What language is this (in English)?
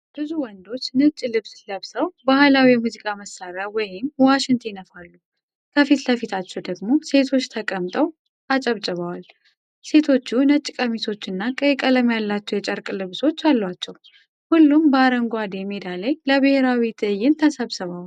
Amharic